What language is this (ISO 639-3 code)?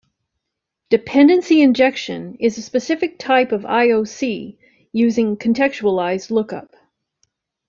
eng